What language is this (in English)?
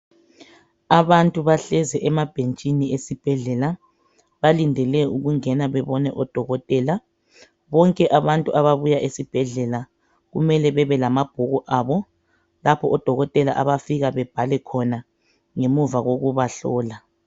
North Ndebele